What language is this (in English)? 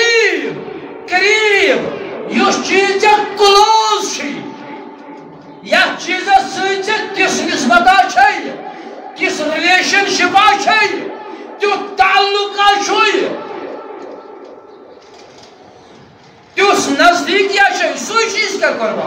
Turkish